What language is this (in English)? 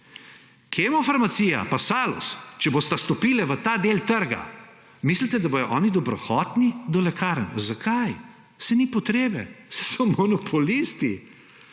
Slovenian